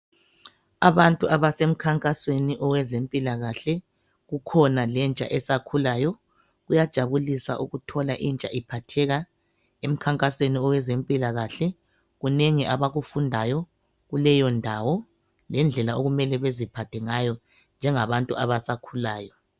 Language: North Ndebele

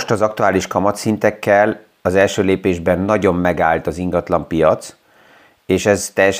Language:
Hungarian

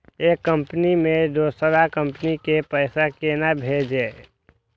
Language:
Maithili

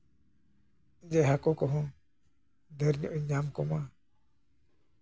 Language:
Santali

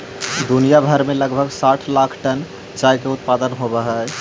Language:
Magahi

